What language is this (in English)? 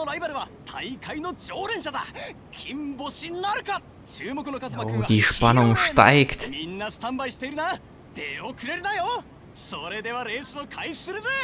German